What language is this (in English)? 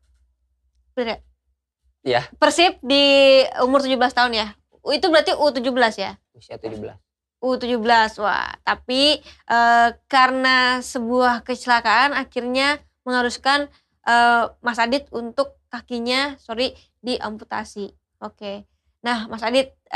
Indonesian